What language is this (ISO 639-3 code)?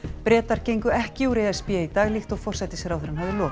isl